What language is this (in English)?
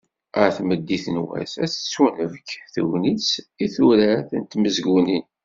Kabyle